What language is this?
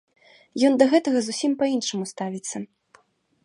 Belarusian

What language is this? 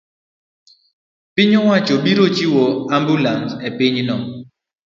Luo (Kenya and Tanzania)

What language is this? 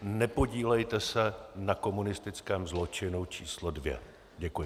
Czech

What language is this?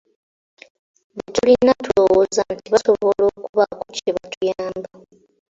Ganda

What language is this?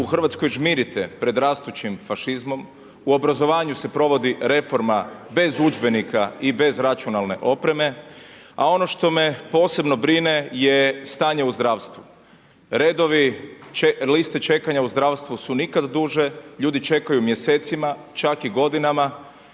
Croatian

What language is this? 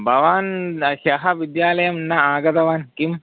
Sanskrit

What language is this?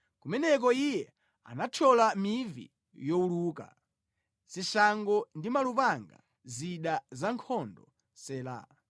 Nyanja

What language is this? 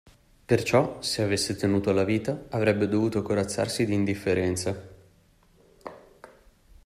Italian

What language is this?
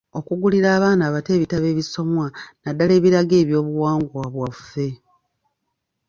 Ganda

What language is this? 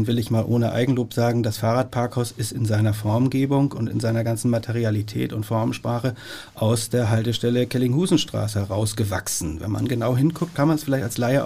German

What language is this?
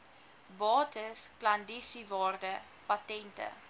Afrikaans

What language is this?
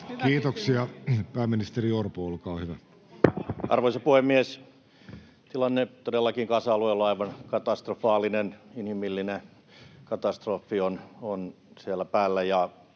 Finnish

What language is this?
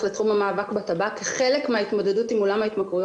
Hebrew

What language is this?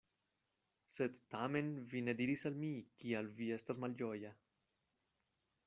Esperanto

